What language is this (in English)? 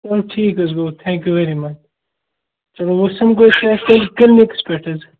Kashmiri